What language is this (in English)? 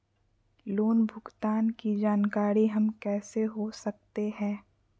Magahi